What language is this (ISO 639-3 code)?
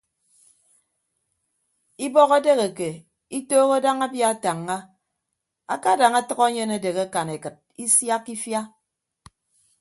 ibb